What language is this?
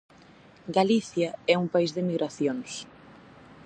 Galician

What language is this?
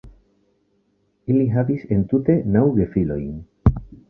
Esperanto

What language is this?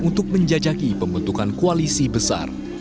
Indonesian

